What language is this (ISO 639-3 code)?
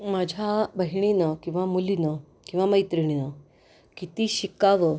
mar